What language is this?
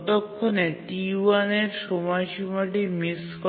Bangla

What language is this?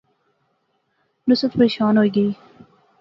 Pahari-Potwari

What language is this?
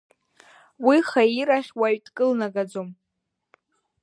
Abkhazian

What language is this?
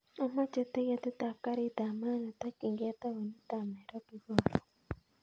Kalenjin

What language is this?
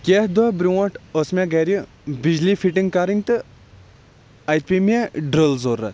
Kashmiri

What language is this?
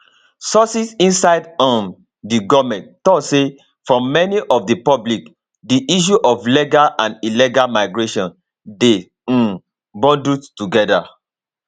Nigerian Pidgin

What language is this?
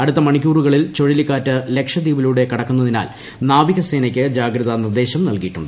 Malayalam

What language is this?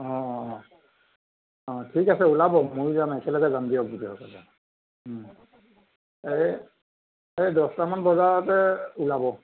Assamese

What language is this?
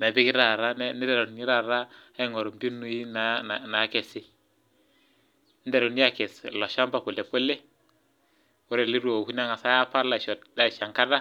Masai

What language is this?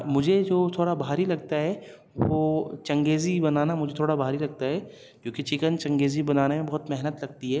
Urdu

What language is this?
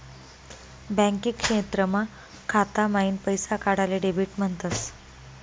Marathi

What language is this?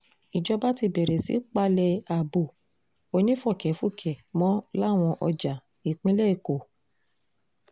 Yoruba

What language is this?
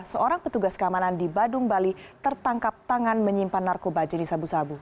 Indonesian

